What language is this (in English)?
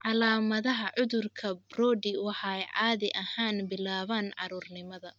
Somali